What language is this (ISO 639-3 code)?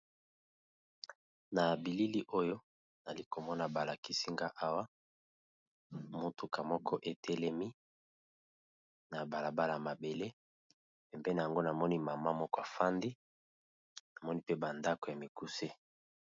lin